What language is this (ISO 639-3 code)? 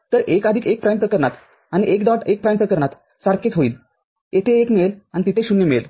mar